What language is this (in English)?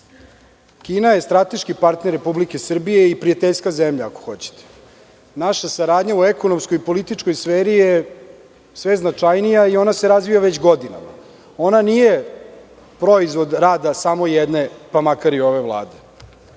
Serbian